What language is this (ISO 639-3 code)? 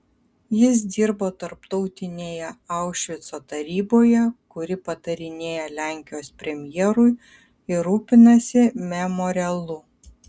lit